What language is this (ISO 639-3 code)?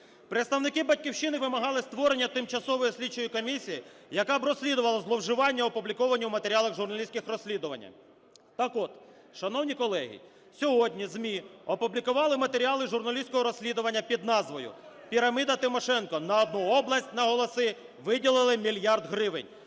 ukr